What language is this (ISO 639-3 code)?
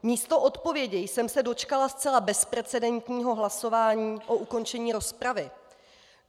ces